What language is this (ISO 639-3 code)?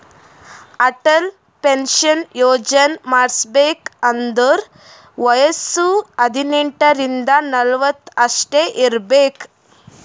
kan